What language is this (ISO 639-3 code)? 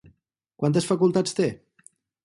cat